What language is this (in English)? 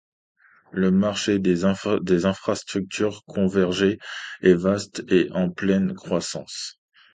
French